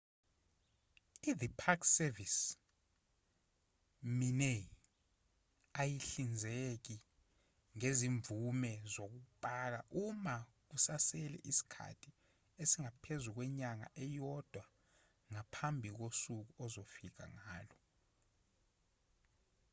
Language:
Zulu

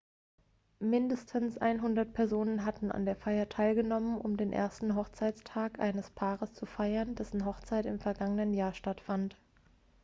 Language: German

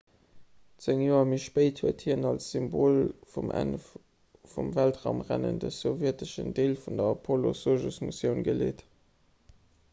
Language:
Luxembourgish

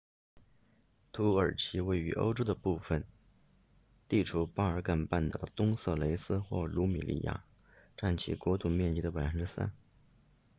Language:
Chinese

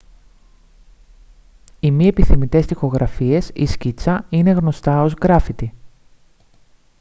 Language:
Greek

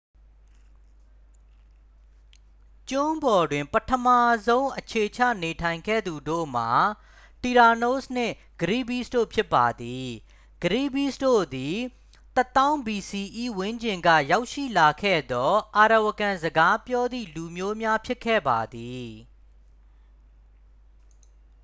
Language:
Burmese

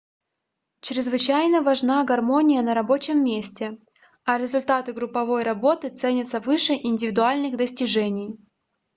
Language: Russian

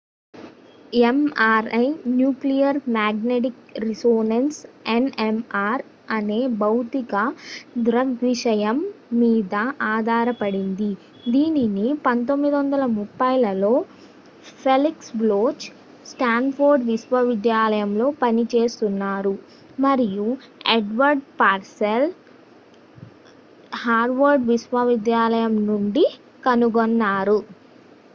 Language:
Telugu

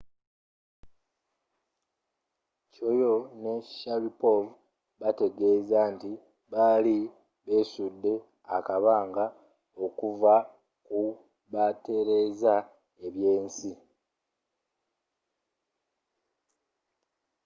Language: Ganda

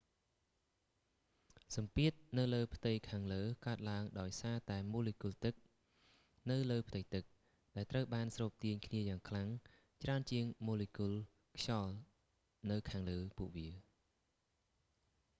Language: Khmer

